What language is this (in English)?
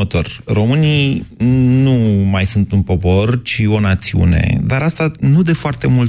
Romanian